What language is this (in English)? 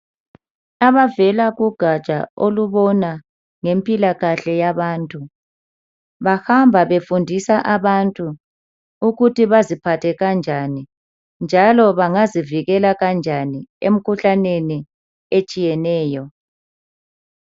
North Ndebele